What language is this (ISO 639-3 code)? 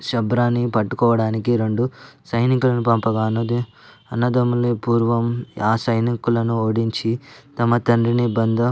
tel